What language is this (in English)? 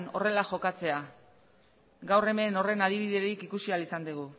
Basque